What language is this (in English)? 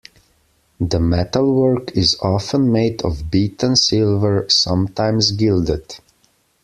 English